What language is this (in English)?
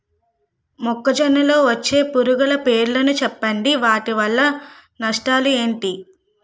Telugu